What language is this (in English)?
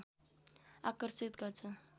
Nepali